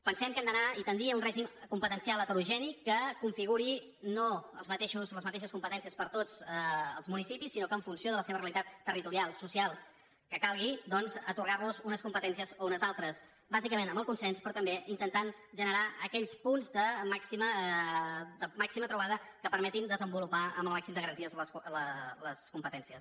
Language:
Catalan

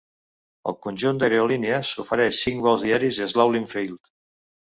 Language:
Catalan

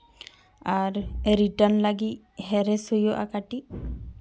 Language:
Santali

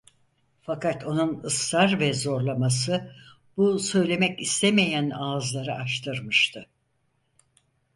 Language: Turkish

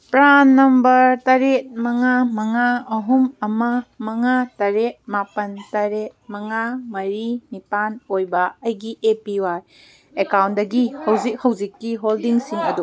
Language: Manipuri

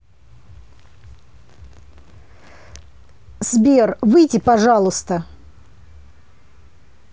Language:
Russian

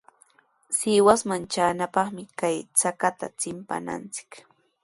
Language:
Sihuas Ancash Quechua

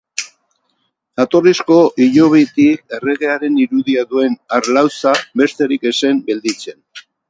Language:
Basque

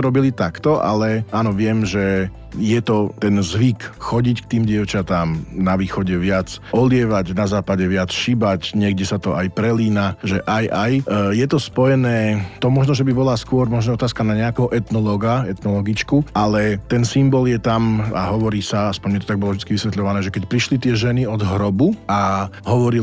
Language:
Slovak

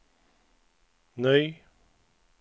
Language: Swedish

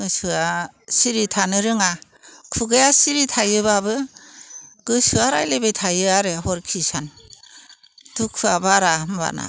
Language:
Bodo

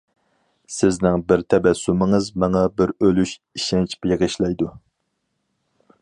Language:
Uyghur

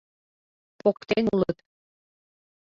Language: Mari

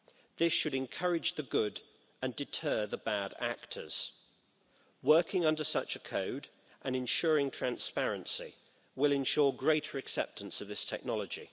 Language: English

